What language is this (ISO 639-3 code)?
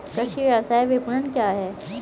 hin